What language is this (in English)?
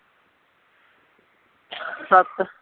Punjabi